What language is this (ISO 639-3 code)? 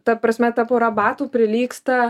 lit